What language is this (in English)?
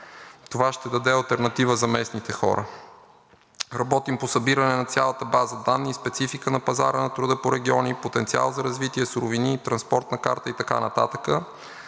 Bulgarian